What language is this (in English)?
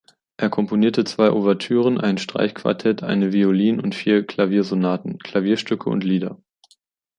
German